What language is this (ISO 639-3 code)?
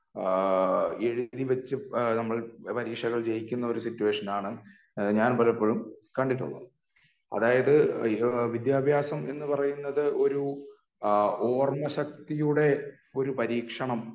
mal